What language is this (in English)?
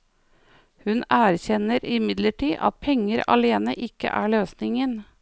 Norwegian